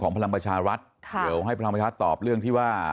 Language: Thai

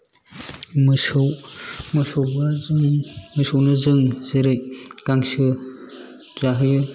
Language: Bodo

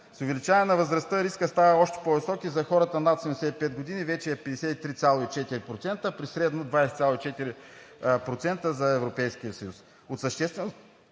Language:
Bulgarian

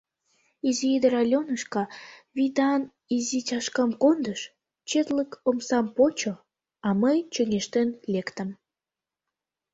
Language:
Mari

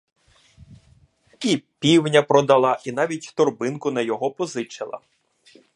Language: Ukrainian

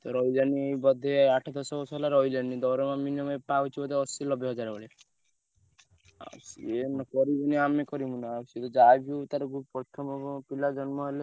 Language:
Odia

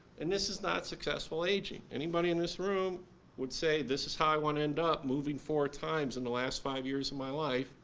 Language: English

